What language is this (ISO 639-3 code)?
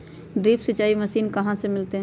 mag